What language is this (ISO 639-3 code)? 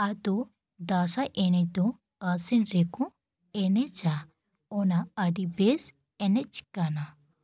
sat